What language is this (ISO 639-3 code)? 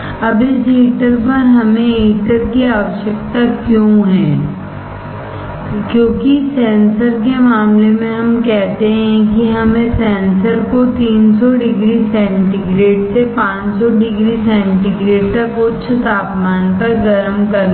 hin